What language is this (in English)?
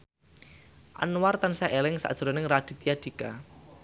Javanese